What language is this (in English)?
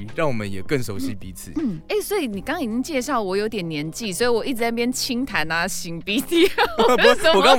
Chinese